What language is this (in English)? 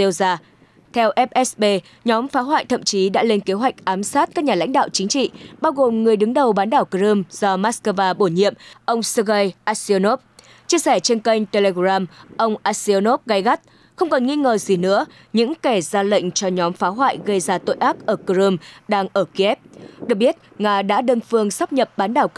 Vietnamese